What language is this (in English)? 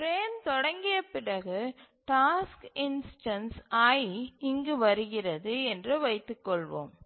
Tamil